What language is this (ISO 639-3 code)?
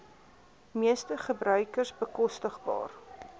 afr